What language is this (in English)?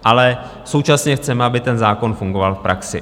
Czech